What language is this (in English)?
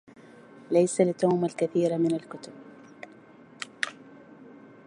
Arabic